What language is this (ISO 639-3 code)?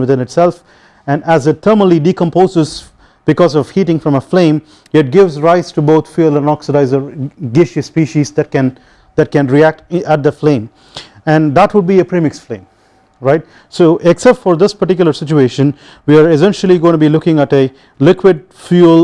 eng